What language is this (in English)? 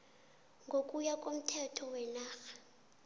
South Ndebele